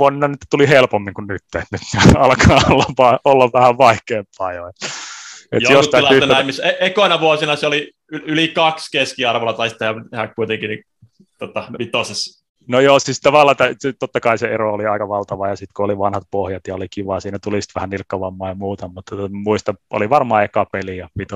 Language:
Finnish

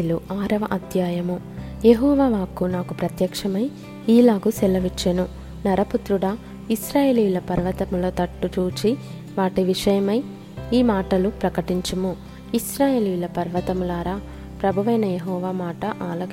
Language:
Telugu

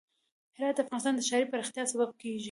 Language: Pashto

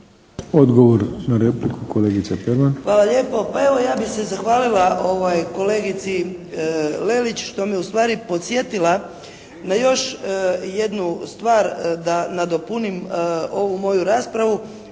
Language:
Croatian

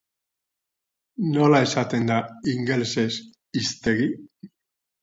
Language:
Basque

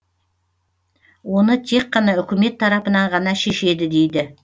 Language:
Kazakh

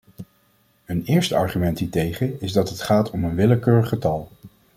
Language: Dutch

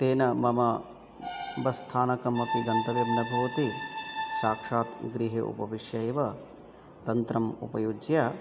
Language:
Sanskrit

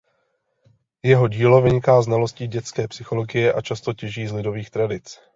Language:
Czech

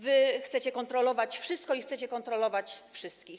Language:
Polish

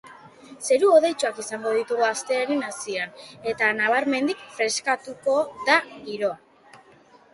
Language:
Basque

